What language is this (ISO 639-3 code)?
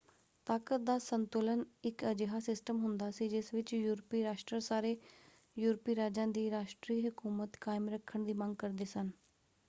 pan